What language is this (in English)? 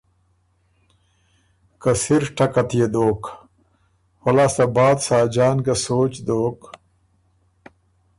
Ormuri